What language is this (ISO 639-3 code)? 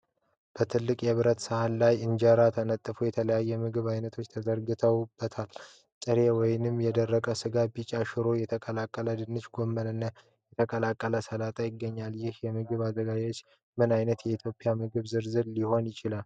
amh